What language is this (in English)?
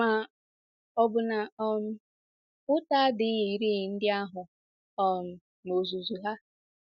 Igbo